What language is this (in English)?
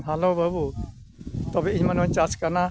Santali